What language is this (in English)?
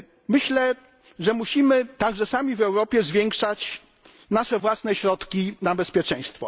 Polish